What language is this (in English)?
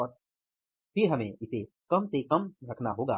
Hindi